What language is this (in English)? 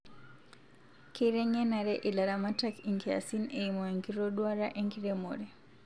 Masai